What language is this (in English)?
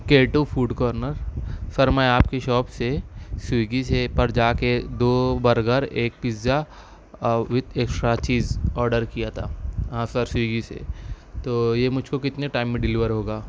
Urdu